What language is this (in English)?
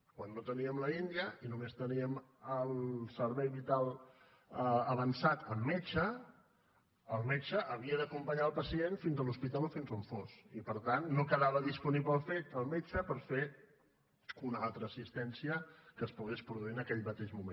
Catalan